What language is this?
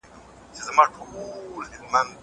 Pashto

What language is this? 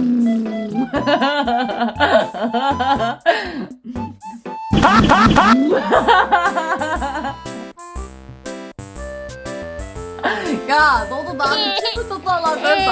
Korean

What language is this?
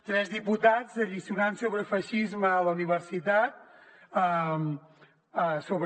Catalan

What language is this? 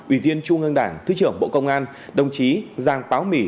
Vietnamese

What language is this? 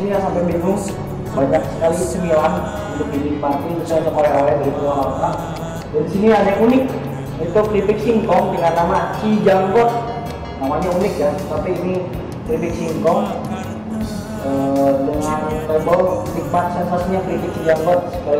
Indonesian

